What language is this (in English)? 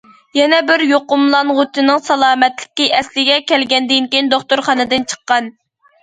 Uyghur